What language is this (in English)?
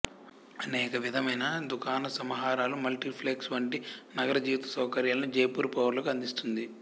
Telugu